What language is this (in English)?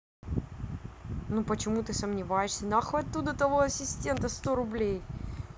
Russian